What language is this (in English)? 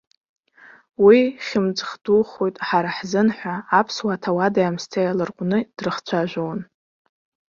Abkhazian